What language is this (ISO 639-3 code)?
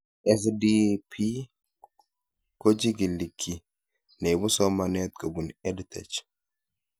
kln